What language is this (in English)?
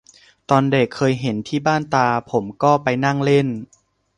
Thai